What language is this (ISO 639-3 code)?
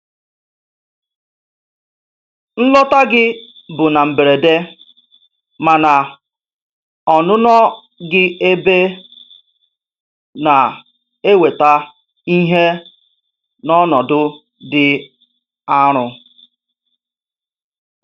ibo